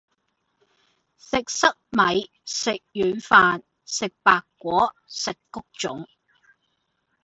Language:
Cantonese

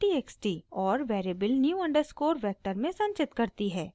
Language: Hindi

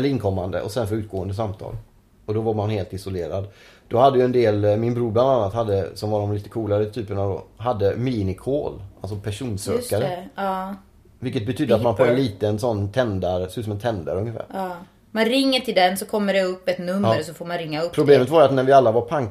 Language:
Swedish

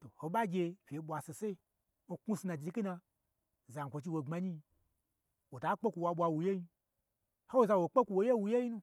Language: Gbagyi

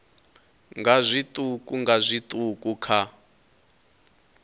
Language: Venda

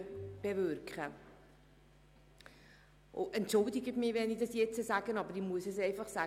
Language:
Swiss German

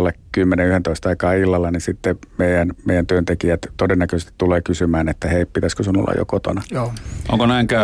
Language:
Finnish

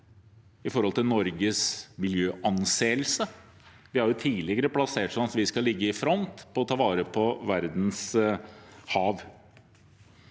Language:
Norwegian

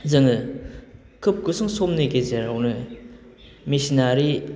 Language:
Bodo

